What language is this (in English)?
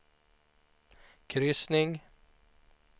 Swedish